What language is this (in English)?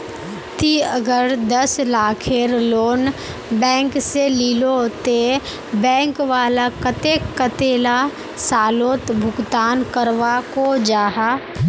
Magahi